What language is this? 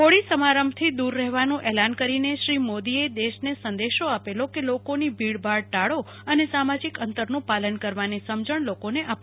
Gujarati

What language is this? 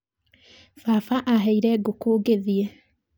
Kikuyu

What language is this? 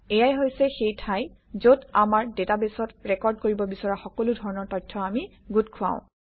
Assamese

